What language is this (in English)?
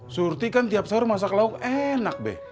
Indonesian